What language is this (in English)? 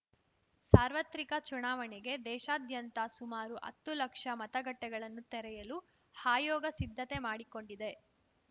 Kannada